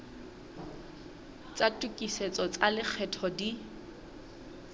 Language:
Southern Sotho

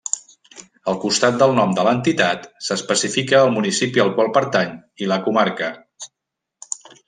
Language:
Catalan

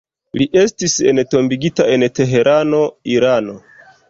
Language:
Esperanto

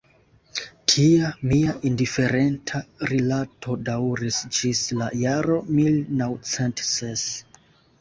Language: Esperanto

